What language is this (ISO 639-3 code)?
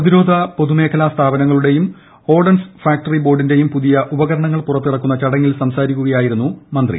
mal